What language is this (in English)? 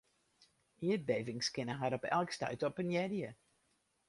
Western Frisian